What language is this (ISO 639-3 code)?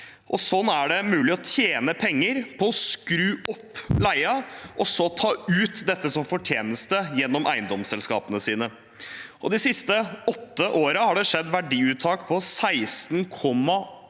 nor